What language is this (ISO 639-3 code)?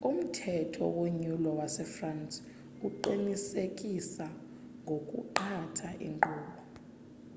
xho